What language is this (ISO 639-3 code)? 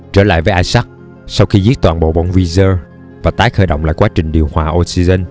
vie